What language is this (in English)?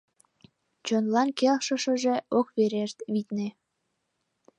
Mari